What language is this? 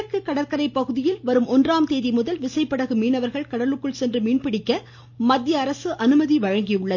Tamil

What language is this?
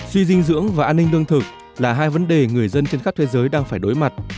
Vietnamese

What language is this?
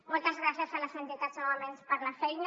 Catalan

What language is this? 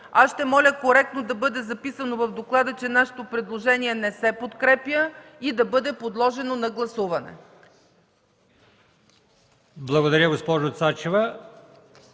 Bulgarian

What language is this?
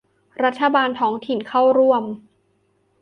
Thai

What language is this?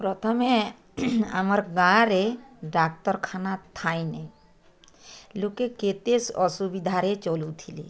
Odia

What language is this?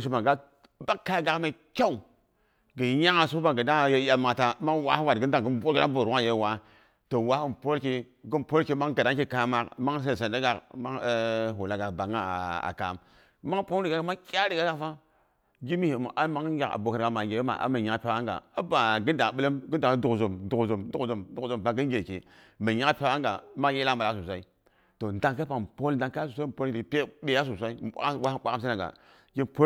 Boghom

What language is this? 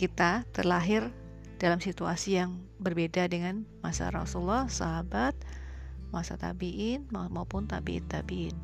Indonesian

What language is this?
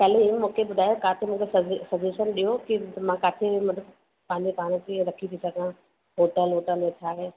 Sindhi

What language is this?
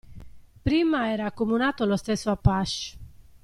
Italian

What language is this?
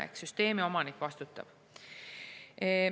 Estonian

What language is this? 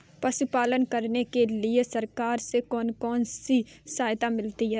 Hindi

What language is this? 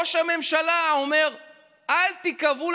Hebrew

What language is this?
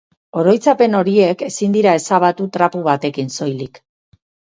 Basque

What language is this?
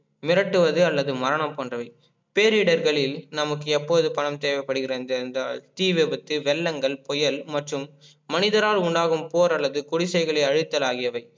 Tamil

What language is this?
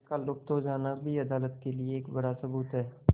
Hindi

